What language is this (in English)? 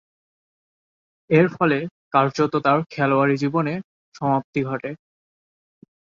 Bangla